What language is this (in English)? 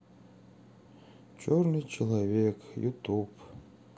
Russian